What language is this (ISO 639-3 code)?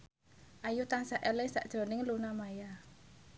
jav